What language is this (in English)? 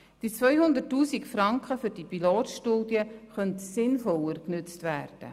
Swiss German